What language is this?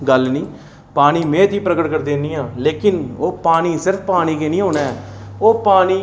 Dogri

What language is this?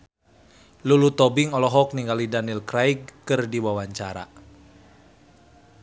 Sundanese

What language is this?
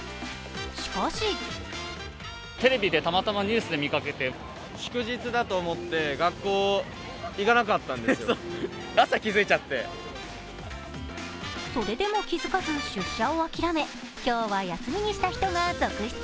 Japanese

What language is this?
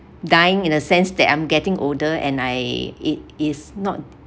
English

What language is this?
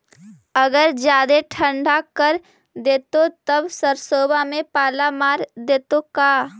Magahi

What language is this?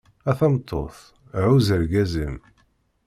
Kabyle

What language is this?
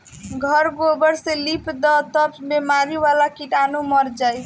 Bhojpuri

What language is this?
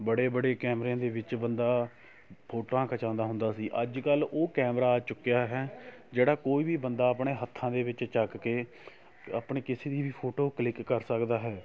Punjabi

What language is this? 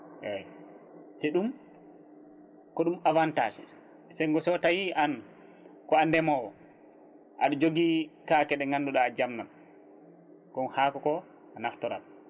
Fula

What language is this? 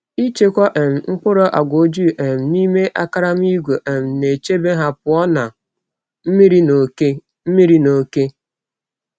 Igbo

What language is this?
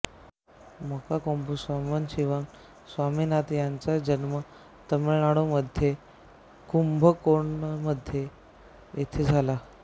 Marathi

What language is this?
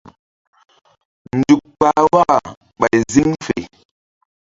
Mbum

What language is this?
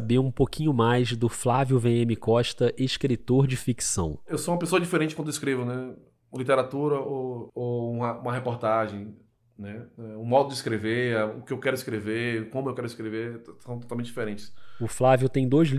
Portuguese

